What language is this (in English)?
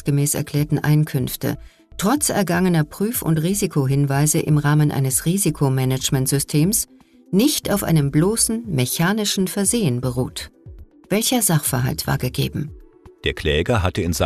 German